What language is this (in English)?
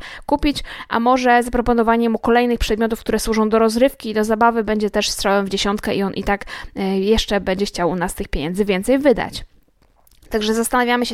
Polish